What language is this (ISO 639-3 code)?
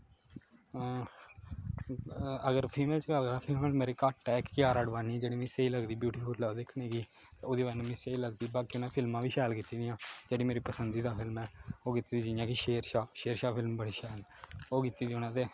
doi